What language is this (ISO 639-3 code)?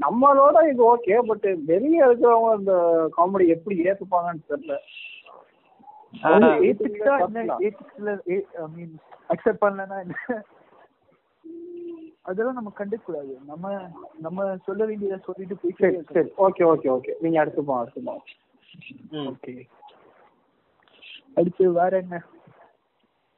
tam